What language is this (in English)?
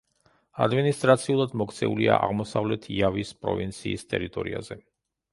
Georgian